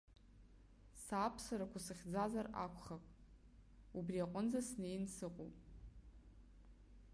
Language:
Abkhazian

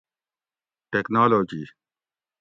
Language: Gawri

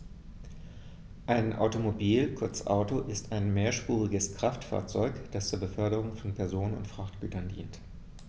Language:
German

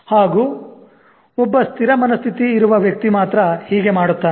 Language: Kannada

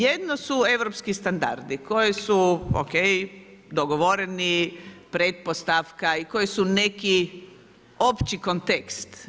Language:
Croatian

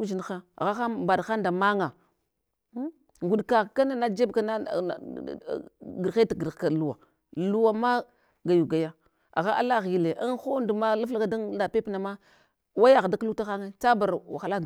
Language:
Hwana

